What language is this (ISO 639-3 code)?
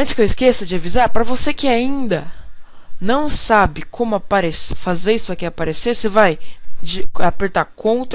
por